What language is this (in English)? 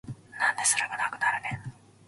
Japanese